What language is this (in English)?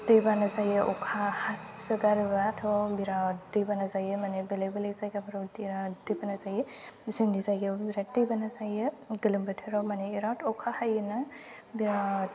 Bodo